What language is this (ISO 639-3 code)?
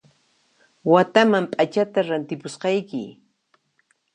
qxp